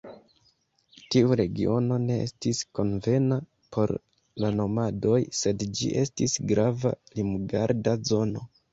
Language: Esperanto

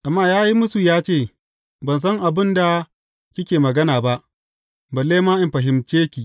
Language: Hausa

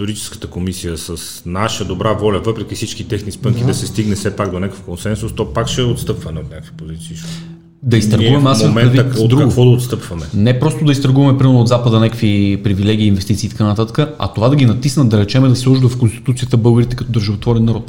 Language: Bulgarian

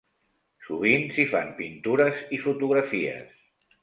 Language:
Catalan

